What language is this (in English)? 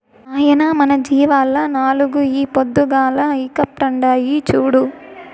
Telugu